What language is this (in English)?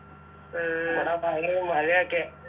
Malayalam